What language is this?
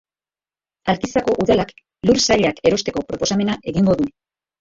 Basque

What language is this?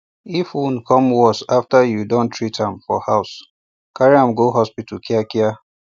Nigerian Pidgin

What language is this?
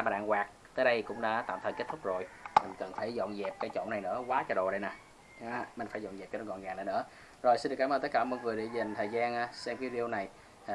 Vietnamese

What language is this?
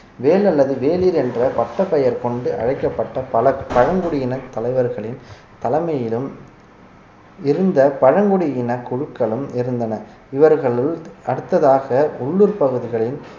Tamil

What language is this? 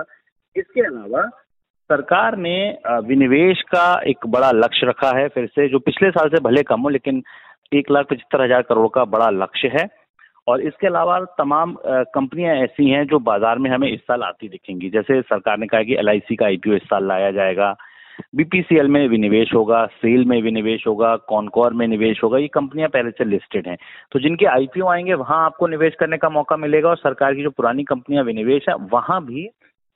Hindi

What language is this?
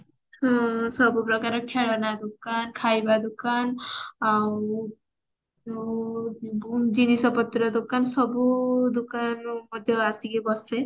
Odia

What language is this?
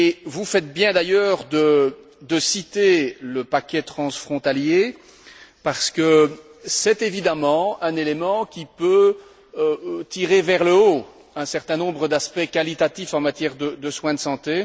French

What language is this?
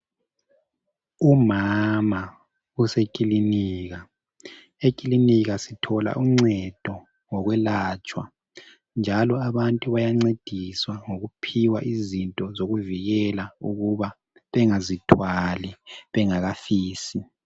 North Ndebele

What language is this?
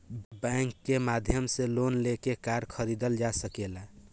Bhojpuri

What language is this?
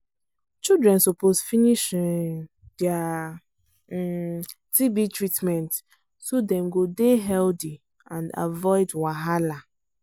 Nigerian Pidgin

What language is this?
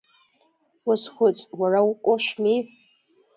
Abkhazian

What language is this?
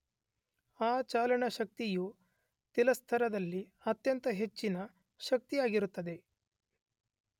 Kannada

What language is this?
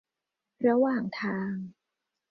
Thai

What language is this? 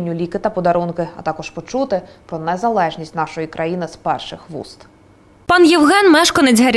Russian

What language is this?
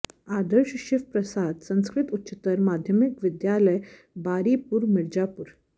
Sanskrit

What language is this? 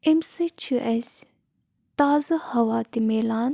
Kashmiri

